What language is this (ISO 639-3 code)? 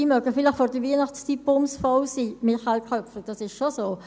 gsw